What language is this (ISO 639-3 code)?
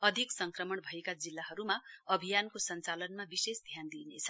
nep